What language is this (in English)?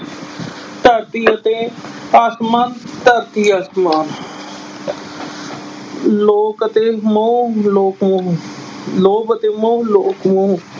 Punjabi